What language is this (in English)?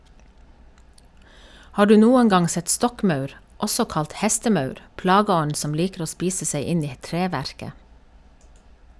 Norwegian